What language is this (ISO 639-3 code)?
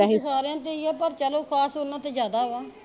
pan